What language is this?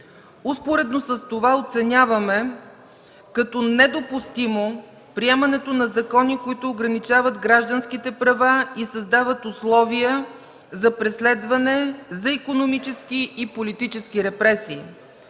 Bulgarian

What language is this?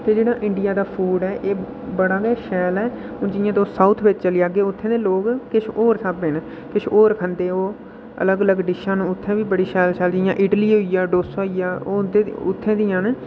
Dogri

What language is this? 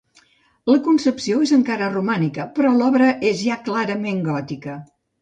Catalan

